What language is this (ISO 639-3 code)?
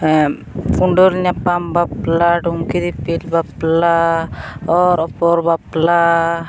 sat